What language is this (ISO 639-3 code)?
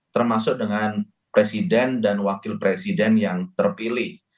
ind